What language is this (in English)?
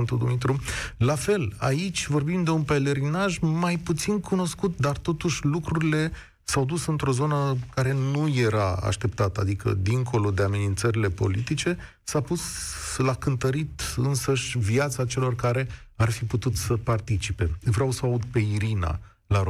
Romanian